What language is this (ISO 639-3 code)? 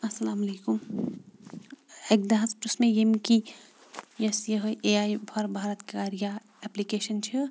kas